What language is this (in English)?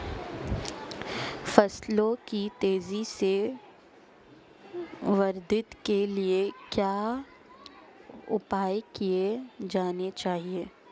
Hindi